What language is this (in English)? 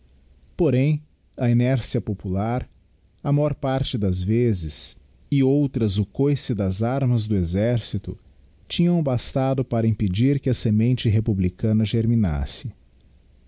Portuguese